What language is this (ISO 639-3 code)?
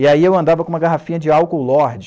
por